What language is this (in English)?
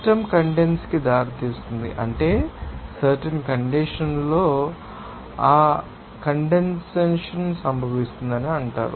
Telugu